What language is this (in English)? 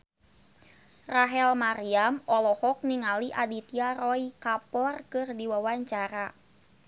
Sundanese